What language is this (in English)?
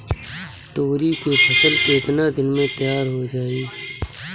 Bhojpuri